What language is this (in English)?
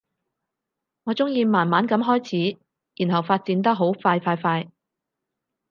Cantonese